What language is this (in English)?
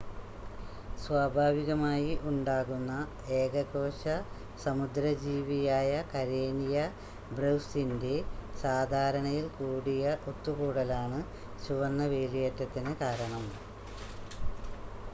Malayalam